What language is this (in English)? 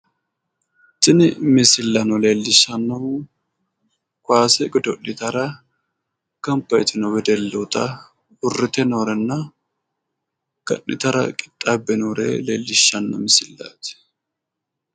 Sidamo